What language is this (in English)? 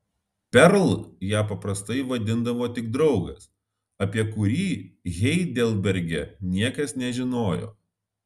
Lithuanian